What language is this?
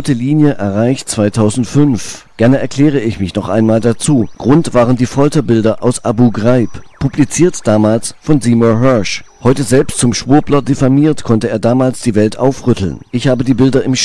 German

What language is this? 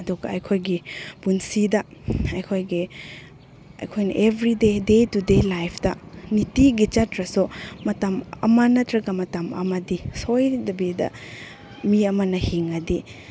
Manipuri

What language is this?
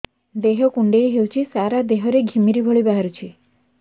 Odia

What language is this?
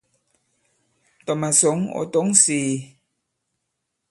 Bankon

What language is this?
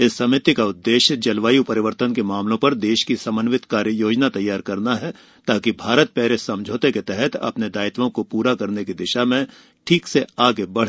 Hindi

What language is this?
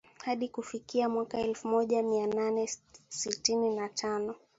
Swahili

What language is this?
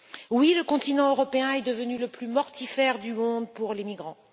French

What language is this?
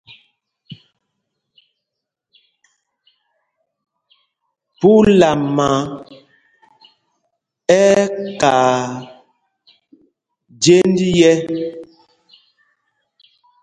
Mpumpong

